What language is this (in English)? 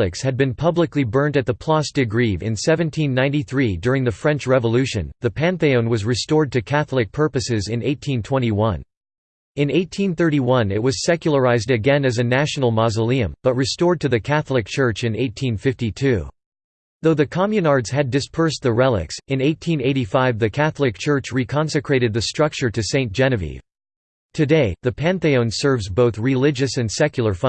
English